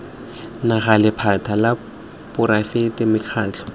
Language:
Tswana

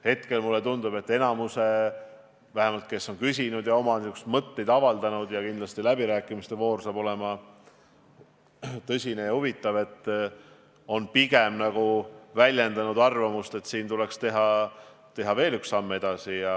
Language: Estonian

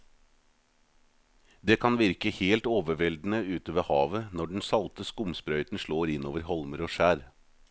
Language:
Norwegian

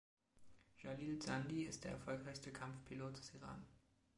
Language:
German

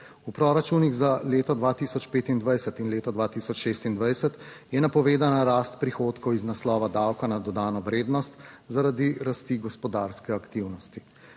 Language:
Slovenian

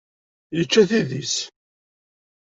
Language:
Kabyle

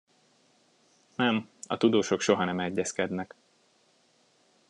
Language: Hungarian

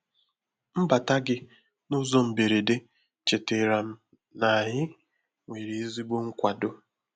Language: Igbo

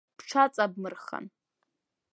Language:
Abkhazian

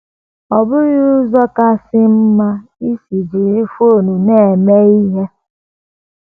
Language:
Igbo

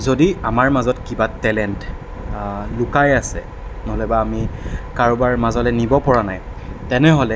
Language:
Assamese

